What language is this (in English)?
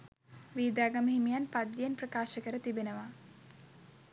Sinhala